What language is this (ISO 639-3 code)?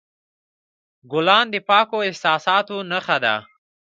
pus